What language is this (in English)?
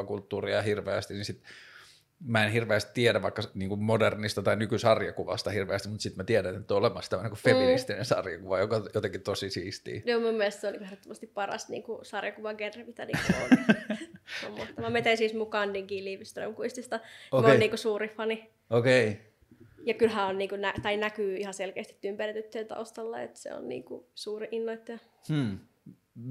Finnish